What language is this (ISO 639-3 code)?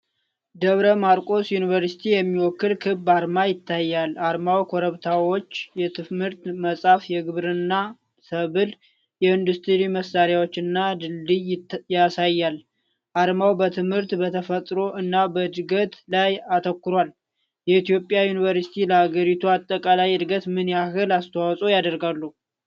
amh